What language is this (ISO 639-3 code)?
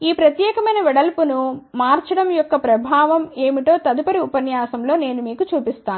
tel